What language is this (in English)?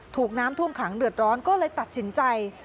Thai